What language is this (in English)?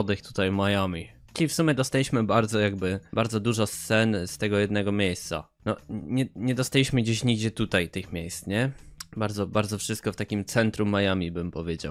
Polish